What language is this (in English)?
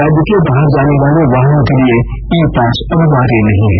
Hindi